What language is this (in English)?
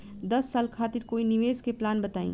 Bhojpuri